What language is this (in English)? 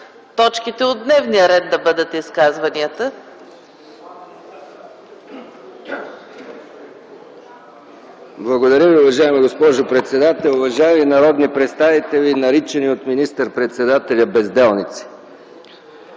Bulgarian